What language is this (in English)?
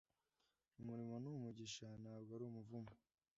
Kinyarwanda